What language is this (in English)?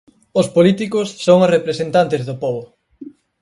Galician